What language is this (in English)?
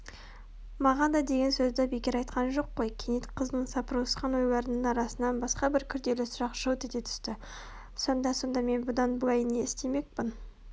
Kazakh